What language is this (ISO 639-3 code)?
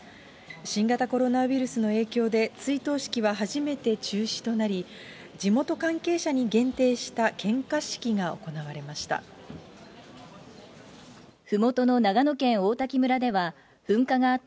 jpn